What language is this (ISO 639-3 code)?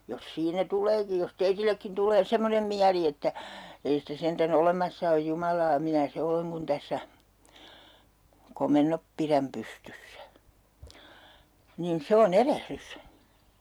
fin